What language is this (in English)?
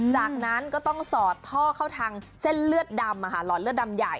Thai